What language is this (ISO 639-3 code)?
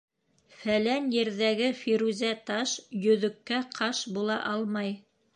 bak